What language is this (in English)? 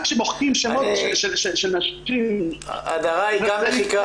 Hebrew